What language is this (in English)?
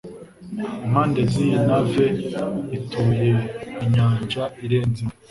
Kinyarwanda